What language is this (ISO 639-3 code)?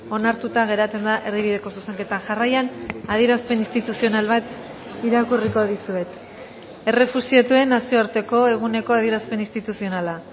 eus